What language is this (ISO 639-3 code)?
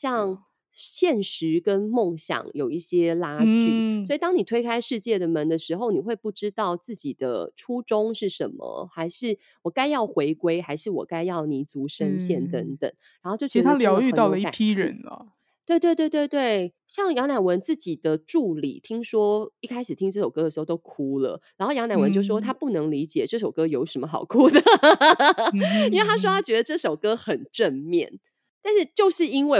zho